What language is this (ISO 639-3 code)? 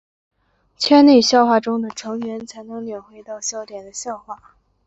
zho